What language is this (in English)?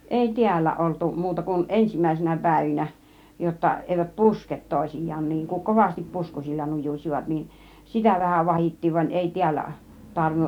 Finnish